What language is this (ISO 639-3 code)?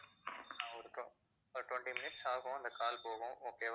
tam